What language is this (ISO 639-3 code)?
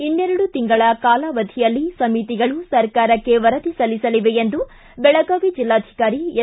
kan